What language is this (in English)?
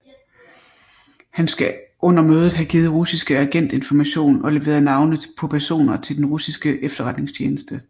Danish